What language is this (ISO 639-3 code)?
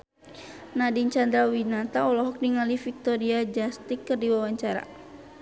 sun